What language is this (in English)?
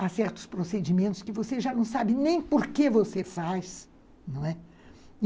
Portuguese